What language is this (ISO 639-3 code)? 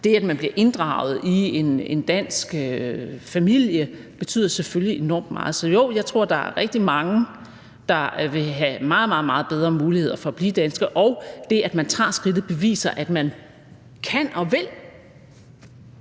dan